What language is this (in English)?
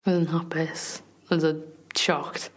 Welsh